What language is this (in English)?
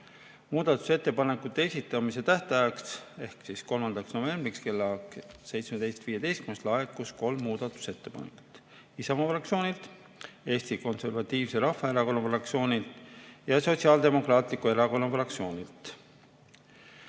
Estonian